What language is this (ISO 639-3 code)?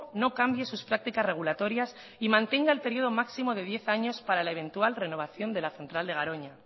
spa